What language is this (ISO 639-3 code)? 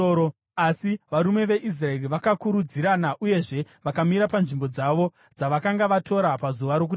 sna